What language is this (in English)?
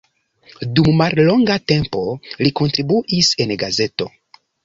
Esperanto